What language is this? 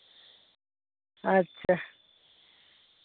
Santali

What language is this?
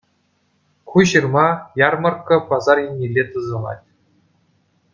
Chuvash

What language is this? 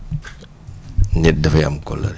Wolof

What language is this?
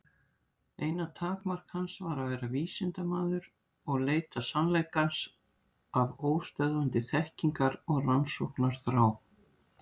Icelandic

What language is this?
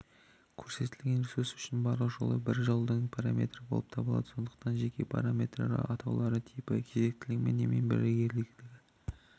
Kazakh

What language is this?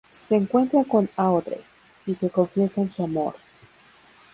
Spanish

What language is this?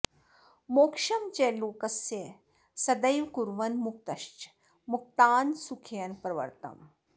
Sanskrit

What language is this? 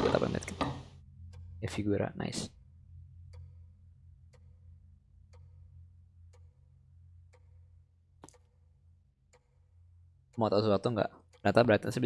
Indonesian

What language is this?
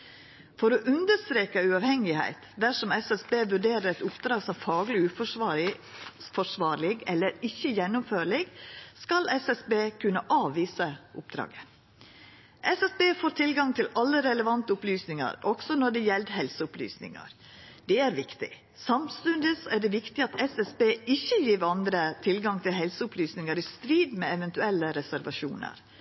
Norwegian Nynorsk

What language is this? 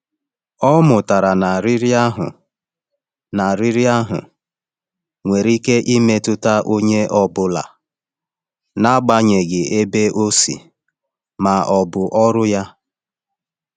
Igbo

